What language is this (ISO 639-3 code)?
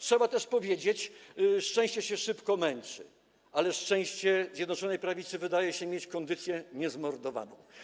pol